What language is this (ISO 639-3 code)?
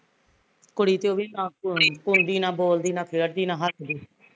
pan